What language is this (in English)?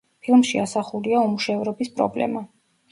Georgian